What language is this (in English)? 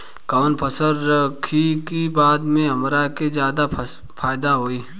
Bhojpuri